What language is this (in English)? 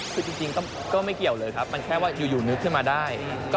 Thai